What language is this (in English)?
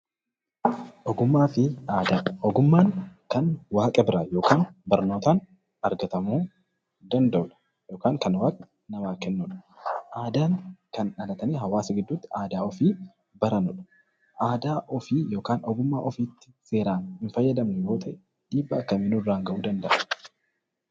Oromo